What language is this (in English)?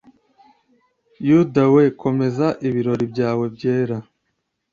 Kinyarwanda